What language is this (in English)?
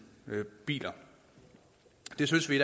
Danish